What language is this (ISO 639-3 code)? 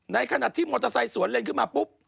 tha